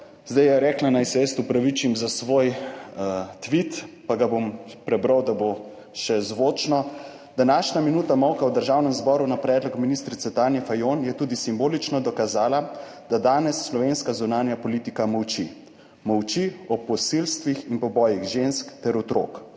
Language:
Slovenian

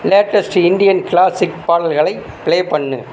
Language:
Tamil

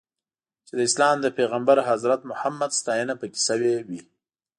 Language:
Pashto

